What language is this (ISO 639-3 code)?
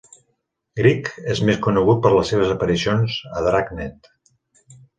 cat